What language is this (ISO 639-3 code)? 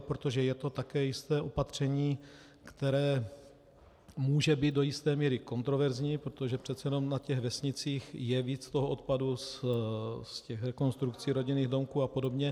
ces